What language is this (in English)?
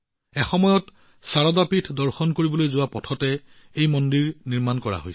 Assamese